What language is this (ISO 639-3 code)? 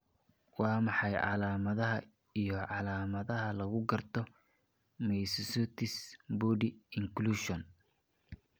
som